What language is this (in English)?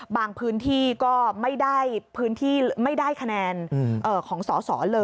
Thai